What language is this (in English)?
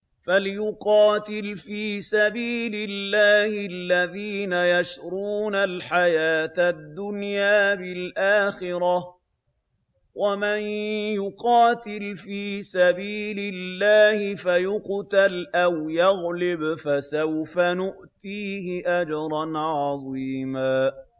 Arabic